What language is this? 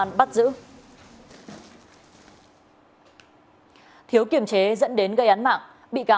Vietnamese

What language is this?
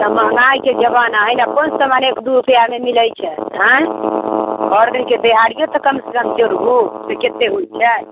Maithili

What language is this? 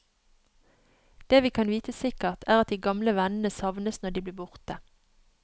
Norwegian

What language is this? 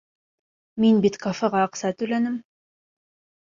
Bashkir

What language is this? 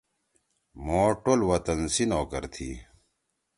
Torwali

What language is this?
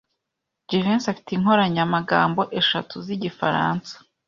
Kinyarwanda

